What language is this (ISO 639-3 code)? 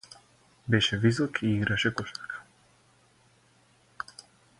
mkd